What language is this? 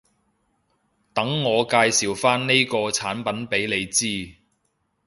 Cantonese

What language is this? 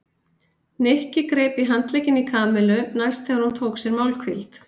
Icelandic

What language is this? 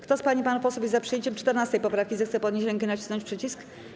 Polish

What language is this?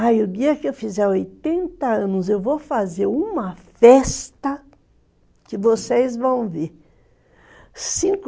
Portuguese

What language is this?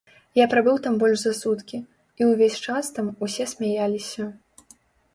Belarusian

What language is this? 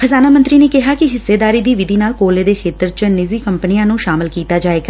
Punjabi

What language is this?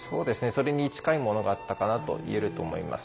Japanese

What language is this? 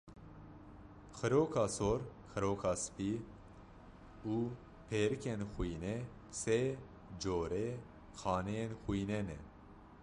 Kurdish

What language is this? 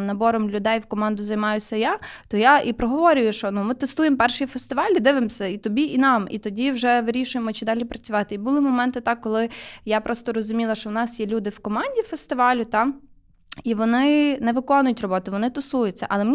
Ukrainian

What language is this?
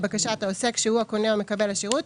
Hebrew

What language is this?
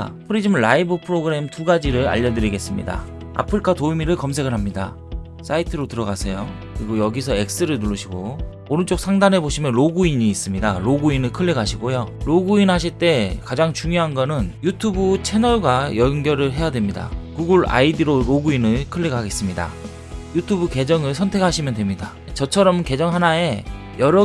Korean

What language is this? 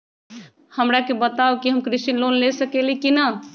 Magahi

